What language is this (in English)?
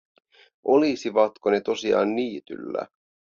Finnish